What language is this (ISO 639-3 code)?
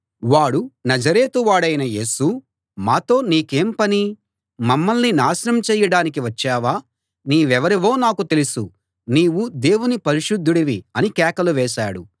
tel